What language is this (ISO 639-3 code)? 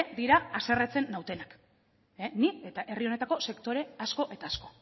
eus